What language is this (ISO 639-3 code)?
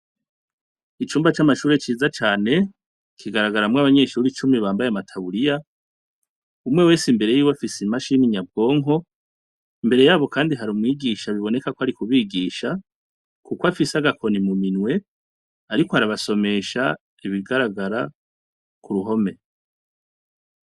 run